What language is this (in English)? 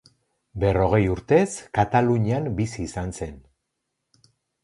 Basque